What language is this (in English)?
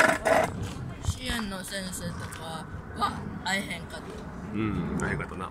Japanese